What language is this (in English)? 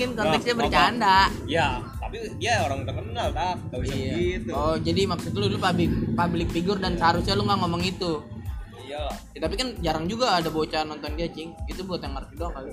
Indonesian